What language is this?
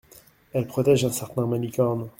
French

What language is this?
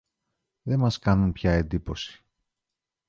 Greek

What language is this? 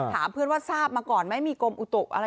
Thai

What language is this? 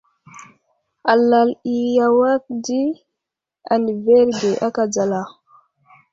Wuzlam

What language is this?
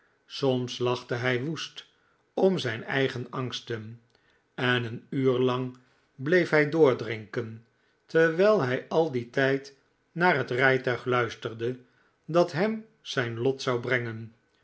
Dutch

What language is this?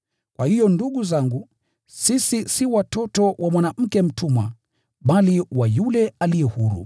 Swahili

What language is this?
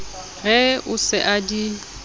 Southern Sotho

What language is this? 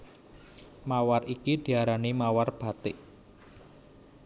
Javanese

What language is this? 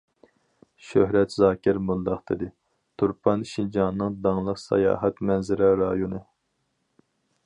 Uyghur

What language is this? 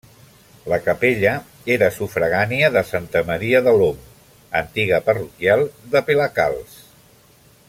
Catalan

